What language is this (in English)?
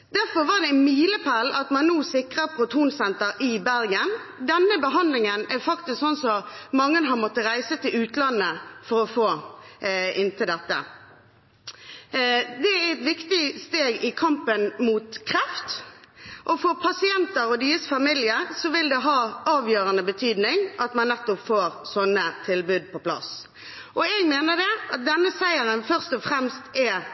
Norwegian Bokmål